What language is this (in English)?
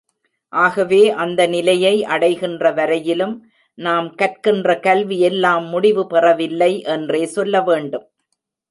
Tamil